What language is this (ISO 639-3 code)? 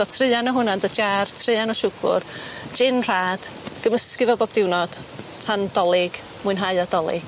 cym